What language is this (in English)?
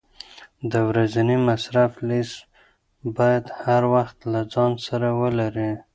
Pashto